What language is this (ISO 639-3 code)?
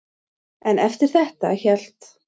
isl